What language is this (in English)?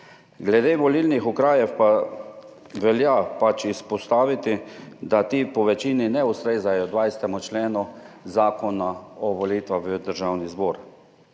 Slovenian